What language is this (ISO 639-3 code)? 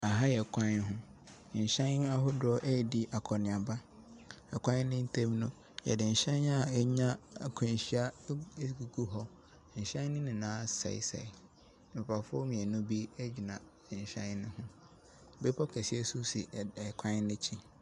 aka